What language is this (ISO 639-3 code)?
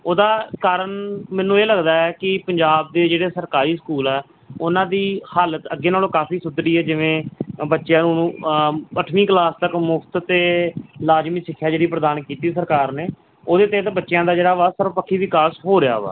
pan